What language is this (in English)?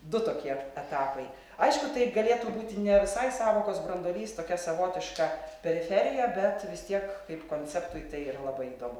Lithuanian